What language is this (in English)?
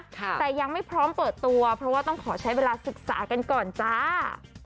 Thai